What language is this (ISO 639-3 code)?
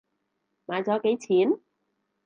yue